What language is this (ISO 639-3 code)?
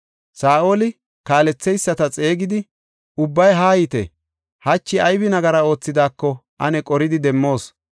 gof